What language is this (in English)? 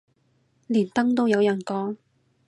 Cantonese